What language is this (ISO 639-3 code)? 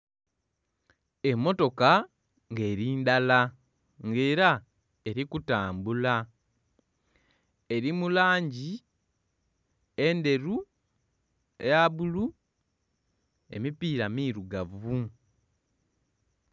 xog